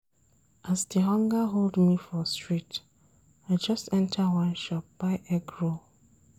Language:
Nigerian Pidgin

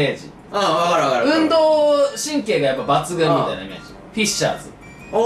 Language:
Japanese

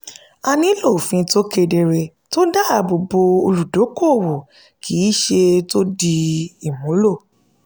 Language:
Yoruba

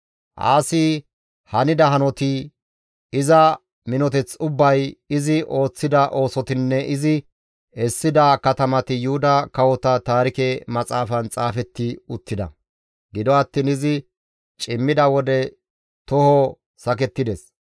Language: Gamo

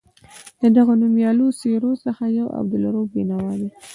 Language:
Pashto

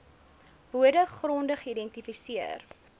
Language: Afrikaans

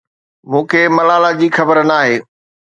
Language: Sindhi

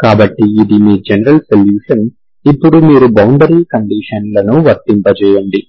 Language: Telugu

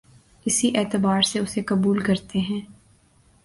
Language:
Urdu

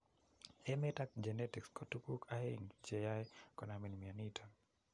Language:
Kalenjin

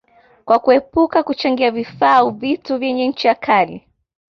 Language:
Swahili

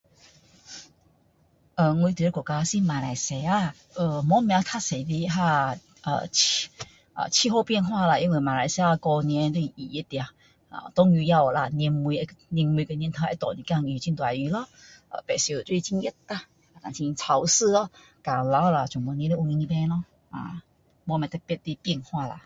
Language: Min Dong Chinese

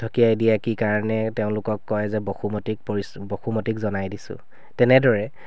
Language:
Assamese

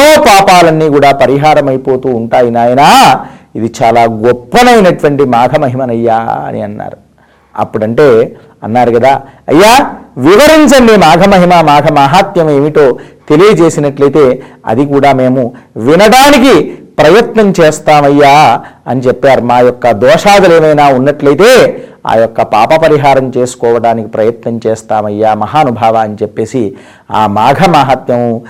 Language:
Telugu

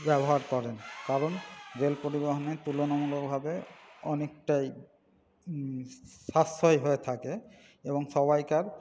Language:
Bangla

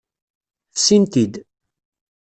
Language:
Kabyle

